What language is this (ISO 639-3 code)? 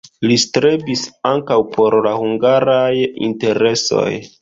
epo